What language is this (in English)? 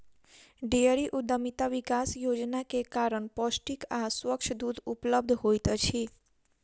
Maithili